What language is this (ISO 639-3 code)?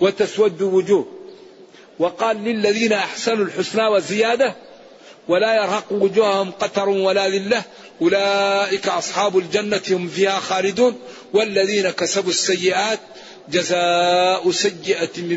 ara